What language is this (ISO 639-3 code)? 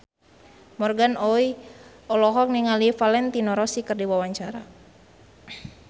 sun